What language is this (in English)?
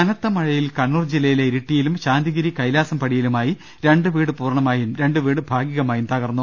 Malayalam